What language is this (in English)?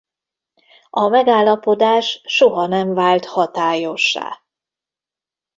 Hungarian